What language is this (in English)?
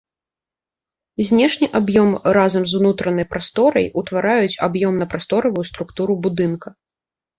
Belarusian